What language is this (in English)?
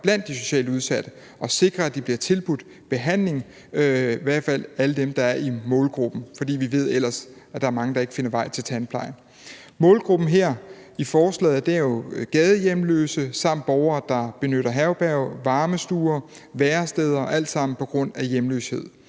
Danish